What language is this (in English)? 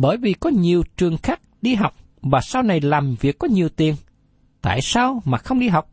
Vietnamese